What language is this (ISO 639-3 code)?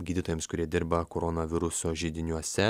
lit